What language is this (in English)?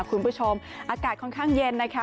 Thai